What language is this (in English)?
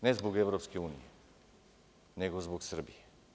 Serbian